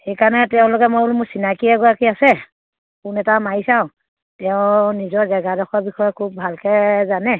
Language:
Assamese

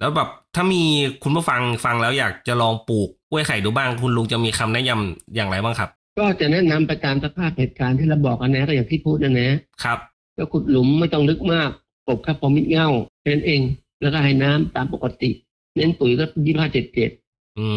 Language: Thai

